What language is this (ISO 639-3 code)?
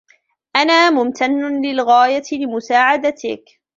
ara